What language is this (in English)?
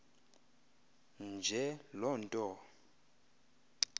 Xhosa